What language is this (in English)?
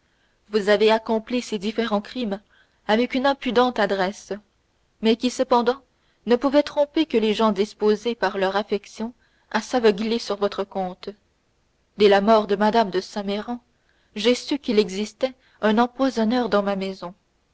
French